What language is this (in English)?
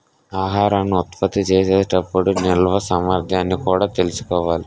Telugu